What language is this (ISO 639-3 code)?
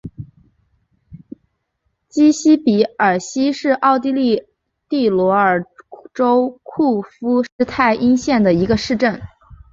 zho